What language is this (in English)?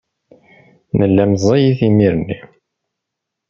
Kabyle